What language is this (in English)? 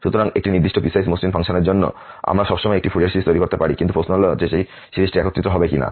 Bangla